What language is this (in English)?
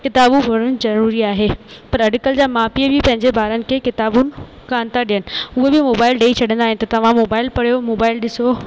Sindhi